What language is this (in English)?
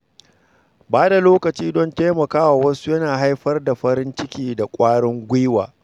Hausa